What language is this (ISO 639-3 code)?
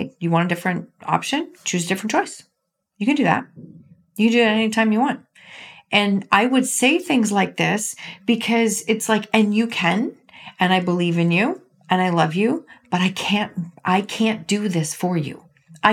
eng